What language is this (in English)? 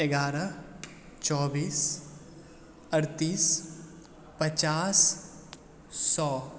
Maithili